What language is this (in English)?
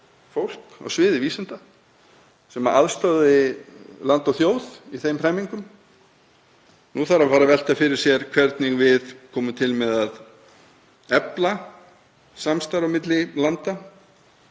Icelandic